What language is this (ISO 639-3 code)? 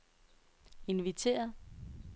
dan